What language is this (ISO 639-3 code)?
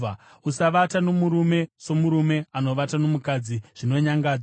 sna